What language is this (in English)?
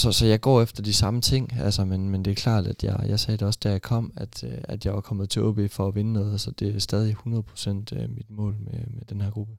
Danish